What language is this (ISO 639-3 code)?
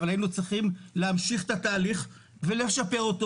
heb